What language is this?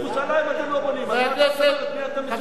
Hebrew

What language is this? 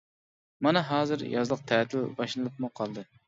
Uyghur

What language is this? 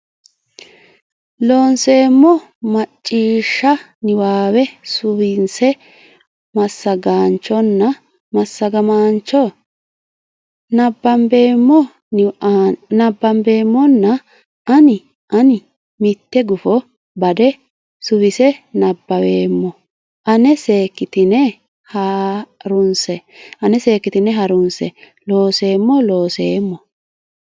Sidamo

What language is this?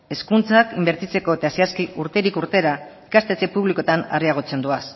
Basque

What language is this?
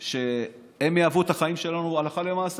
Hebrew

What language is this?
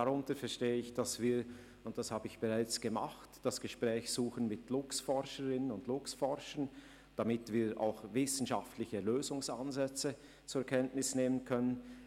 Swiss German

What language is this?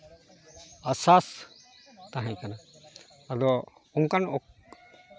Santali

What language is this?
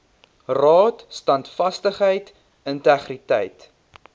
Afrikaans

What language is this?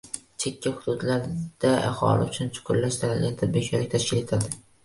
Uzbek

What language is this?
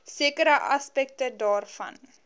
Afrikaans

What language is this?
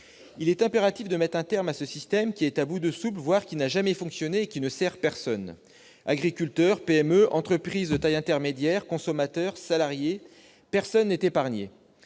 French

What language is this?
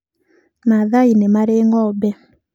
Kikuyu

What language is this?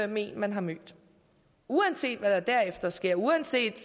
Danish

